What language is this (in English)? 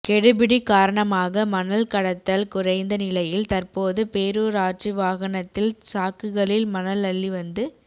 Tamil